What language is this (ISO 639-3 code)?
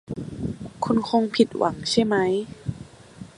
tha